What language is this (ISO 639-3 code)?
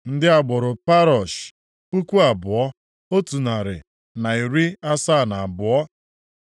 ibo